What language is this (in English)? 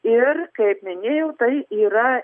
Lithuanian